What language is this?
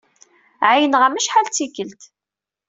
Kabyle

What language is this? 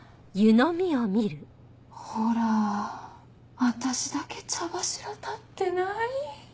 Japanese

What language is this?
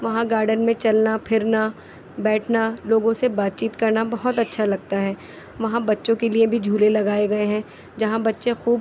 Urdu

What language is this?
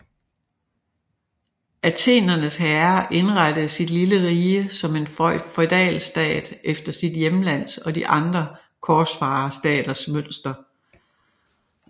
Danish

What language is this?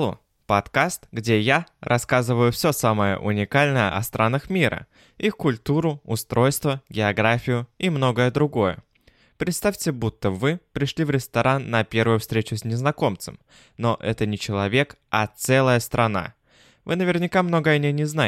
Russian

